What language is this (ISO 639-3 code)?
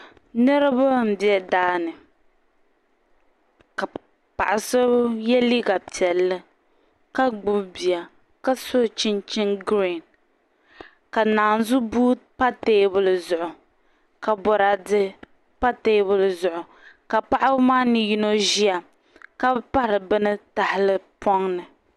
dag